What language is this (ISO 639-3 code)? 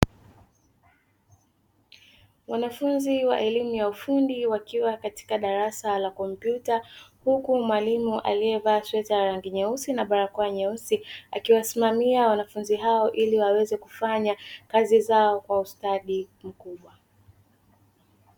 swa